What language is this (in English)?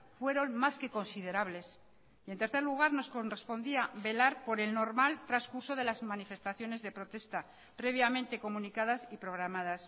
Spanish